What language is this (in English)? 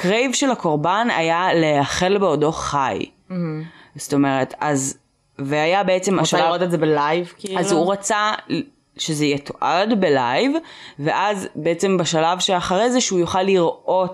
Hebrew